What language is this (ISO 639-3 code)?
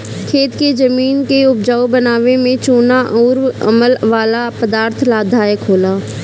bho